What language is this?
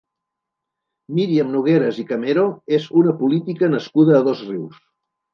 Catalan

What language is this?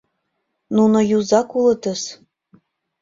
Mari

